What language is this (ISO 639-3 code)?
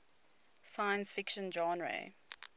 eng